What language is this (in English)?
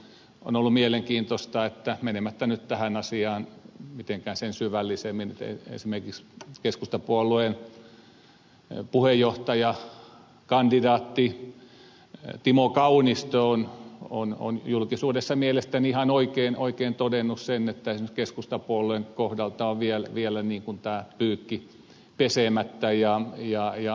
Finnish